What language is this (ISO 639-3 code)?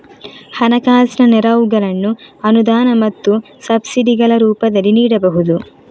kan